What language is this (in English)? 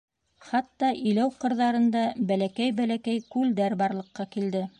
Bashkir